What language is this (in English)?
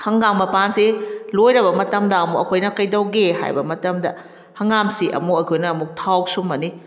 Manipuri